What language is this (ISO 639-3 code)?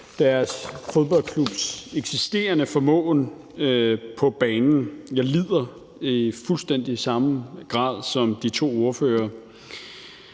dan